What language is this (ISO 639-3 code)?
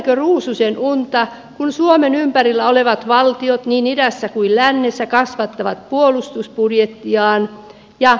fin